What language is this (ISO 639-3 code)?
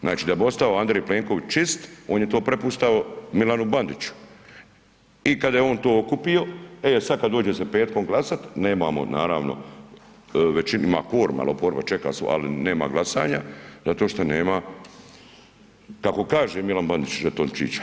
hrv